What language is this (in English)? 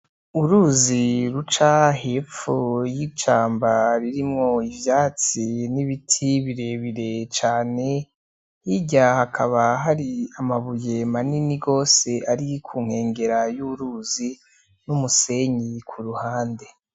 Rundi